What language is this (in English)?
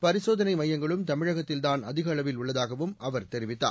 Tamil